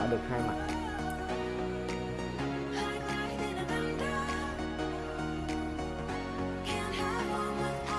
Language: Vietnamese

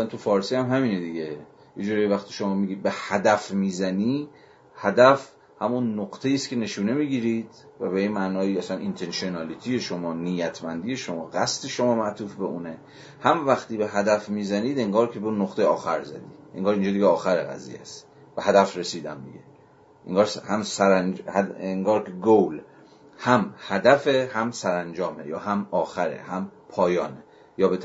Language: Persian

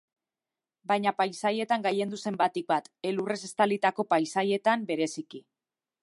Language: Basque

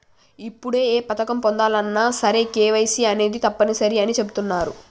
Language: Telugu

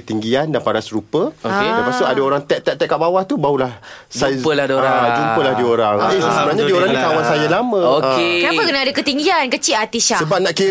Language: Malay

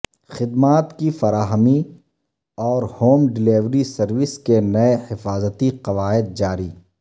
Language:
Urdu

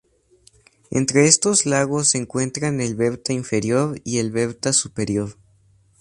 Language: Spanish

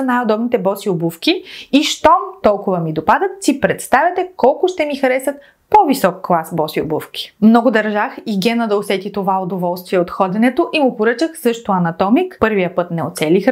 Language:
Bulgarian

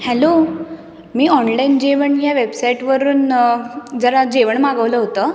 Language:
Marathi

